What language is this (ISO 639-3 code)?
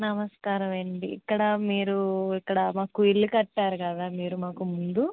tel